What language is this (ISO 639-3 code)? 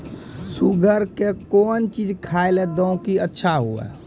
mai